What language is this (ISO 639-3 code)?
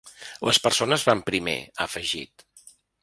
cat